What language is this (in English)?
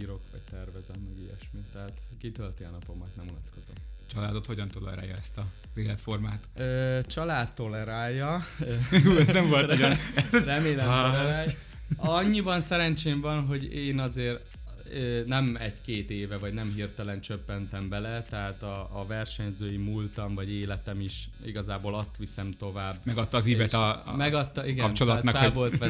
Hungarian